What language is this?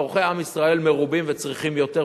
Hebrew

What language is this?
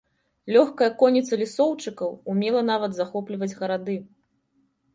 Belarusian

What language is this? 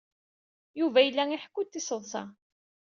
Kabyle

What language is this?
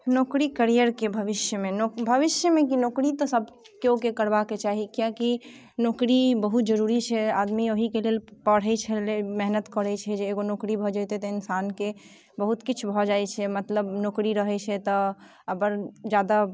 Maithili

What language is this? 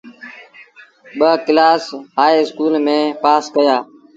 Sindhi Bhil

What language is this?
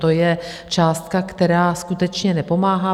Czech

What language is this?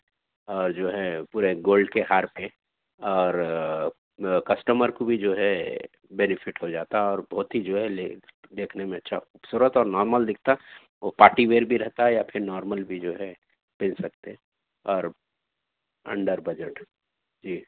Urdu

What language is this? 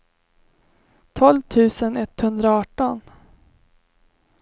Swedish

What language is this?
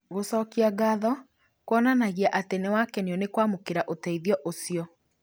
Kikuyu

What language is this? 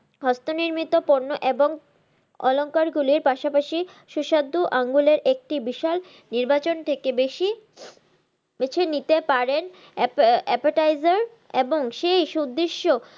Bangla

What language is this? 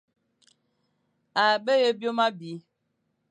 Fang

